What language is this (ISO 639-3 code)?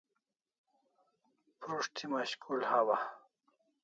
kls